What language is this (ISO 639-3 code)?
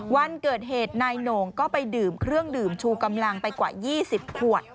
tha